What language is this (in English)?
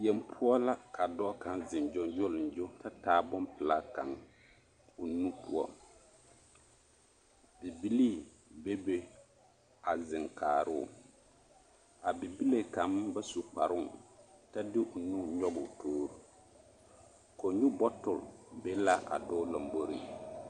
Southern Dagaare